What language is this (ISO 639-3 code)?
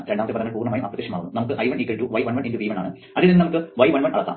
mal